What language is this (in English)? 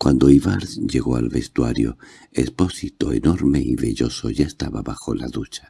Spanish